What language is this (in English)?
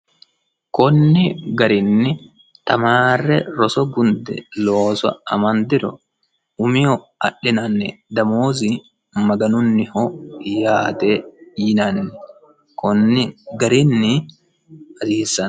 Sidamo